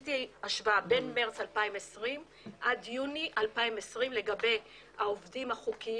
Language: Hebrew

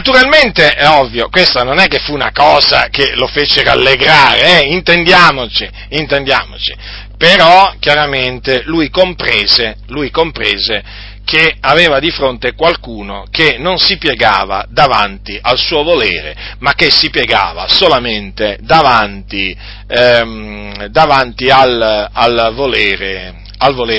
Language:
Italian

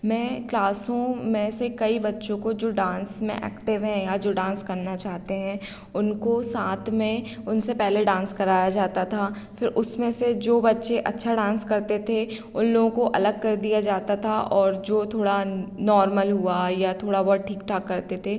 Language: Hindi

